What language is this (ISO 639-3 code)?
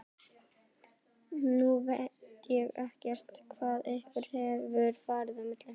isl